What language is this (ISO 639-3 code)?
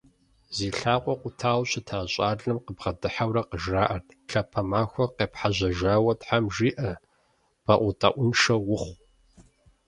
kbd